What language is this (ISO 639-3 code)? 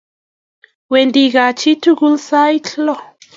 kln